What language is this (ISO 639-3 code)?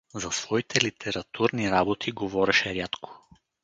bul